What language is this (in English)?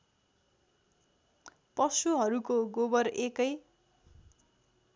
Nepali